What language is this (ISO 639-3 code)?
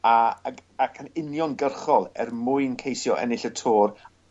cym